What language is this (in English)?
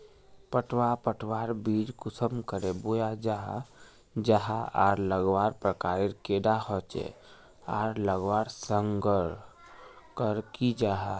Magahi